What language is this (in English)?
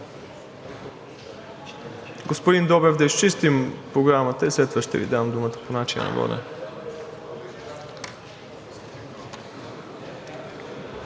Bulgarian